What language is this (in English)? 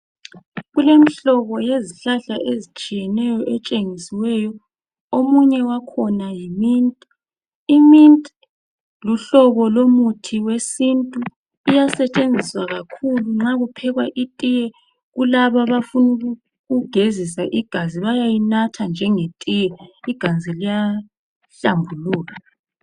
North Ndebele